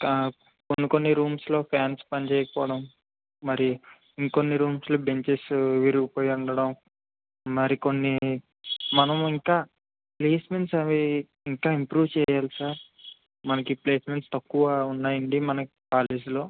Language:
Telugu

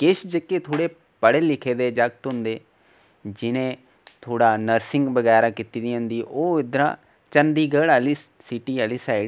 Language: Dogri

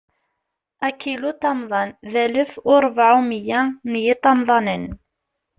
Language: Kabyle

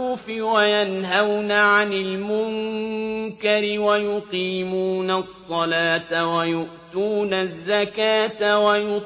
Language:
Arabic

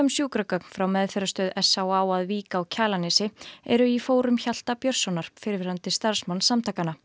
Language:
Icelandic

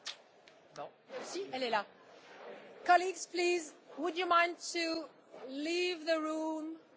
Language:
Italian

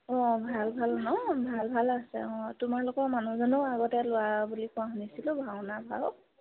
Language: Assamese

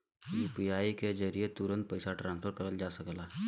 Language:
Bhojpuri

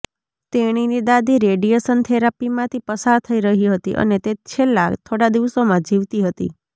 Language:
Gujarati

